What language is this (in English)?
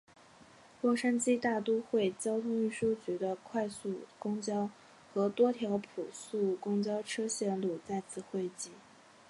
Chinese